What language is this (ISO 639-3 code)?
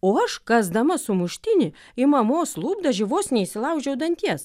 lit